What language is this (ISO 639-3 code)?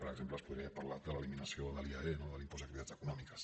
cat